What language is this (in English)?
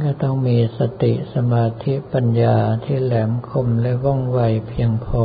Thai